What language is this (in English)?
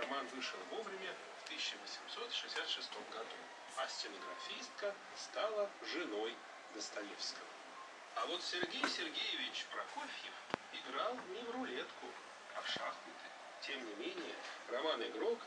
Russian